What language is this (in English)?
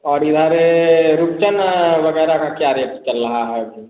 Hindi